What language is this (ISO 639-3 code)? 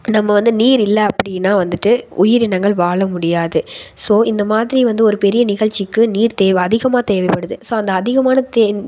tam